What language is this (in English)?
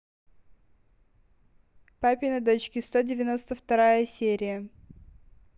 Russian